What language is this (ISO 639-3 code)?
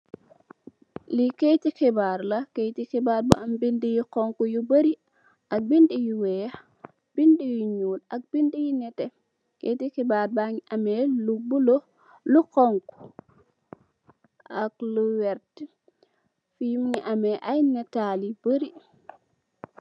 wol